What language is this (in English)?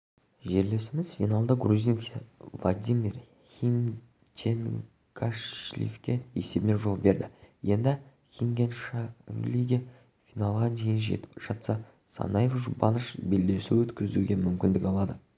Kazakh